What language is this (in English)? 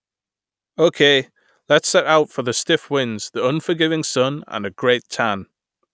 English